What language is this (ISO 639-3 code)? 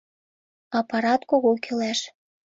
chm